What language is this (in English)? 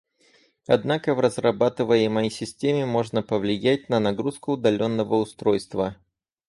Russian